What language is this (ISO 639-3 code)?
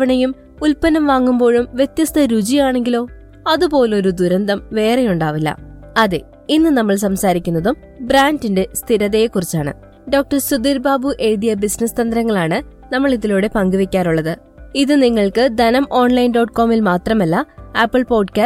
mal